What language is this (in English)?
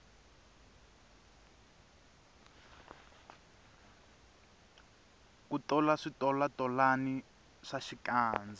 Tsonga